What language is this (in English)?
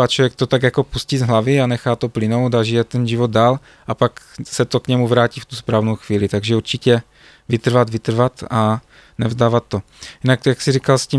Czech